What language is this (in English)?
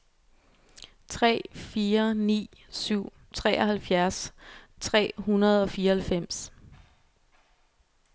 Danish